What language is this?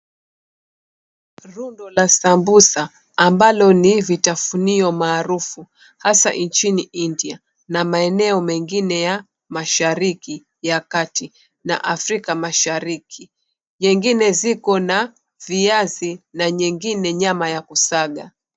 Swahili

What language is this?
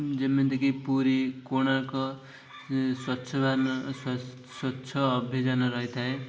Odia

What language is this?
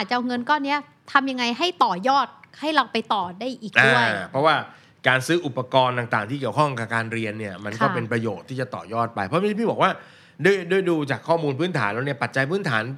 Thai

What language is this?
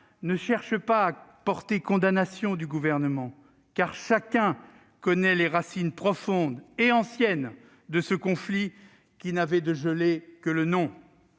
French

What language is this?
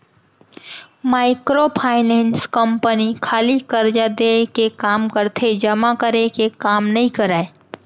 Chhattisgarhi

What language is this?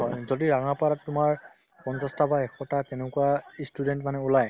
Assamese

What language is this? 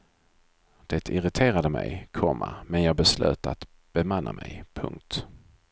Swedish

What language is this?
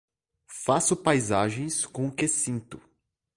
Portuguese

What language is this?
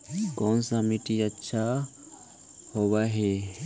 Magahi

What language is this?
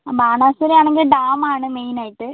Malayalam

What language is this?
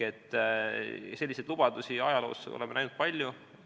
Estonian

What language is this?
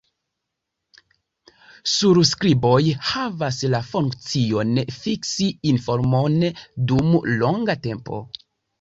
Esperanto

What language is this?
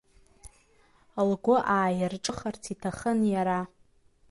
Abkhazian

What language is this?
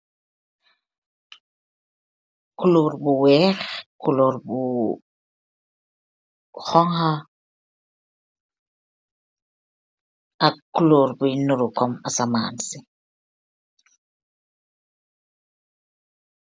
Wolof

